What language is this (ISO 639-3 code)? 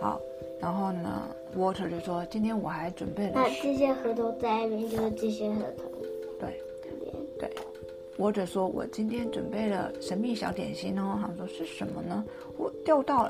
zho